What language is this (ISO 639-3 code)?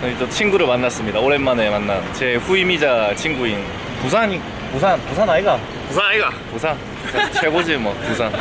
kor